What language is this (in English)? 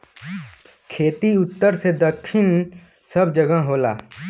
Bhojpuri